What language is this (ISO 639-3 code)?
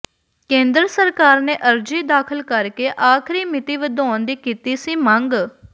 pan